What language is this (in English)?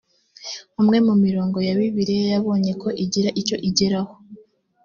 Kinyarwanda